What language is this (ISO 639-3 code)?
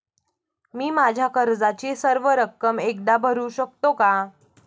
mar